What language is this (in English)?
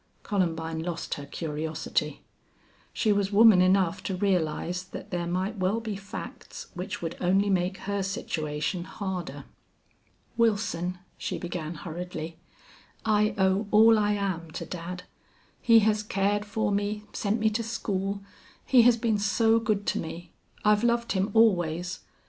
English